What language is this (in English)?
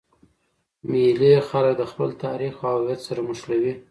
Pashto